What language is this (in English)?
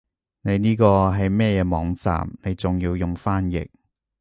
Cantonese